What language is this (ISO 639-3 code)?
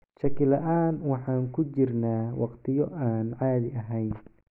som